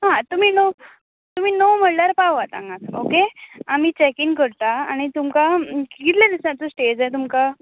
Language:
Konkani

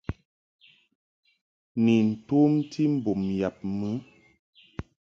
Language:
Mungaka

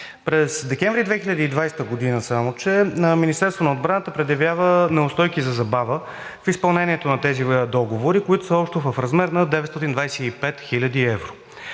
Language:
Bulgarian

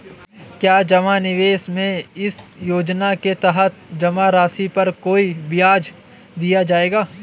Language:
Hindi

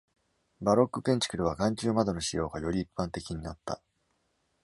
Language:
Japanese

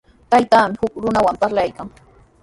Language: Sihuas Ancash Quechua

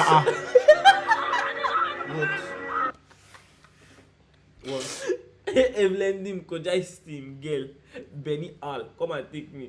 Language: Turkish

